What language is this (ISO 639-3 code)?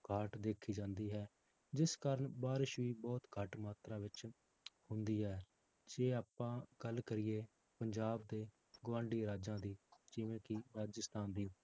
pan